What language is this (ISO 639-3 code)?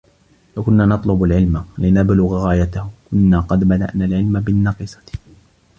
ara